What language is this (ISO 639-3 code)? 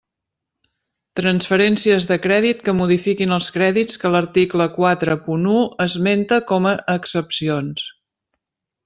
cat